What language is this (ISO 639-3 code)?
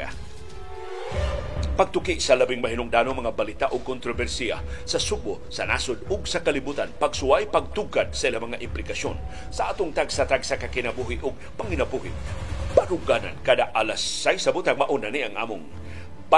fil